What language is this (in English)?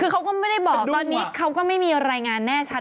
Thai